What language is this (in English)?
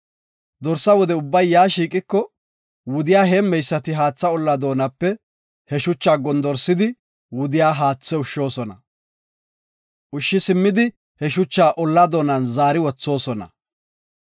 Gofa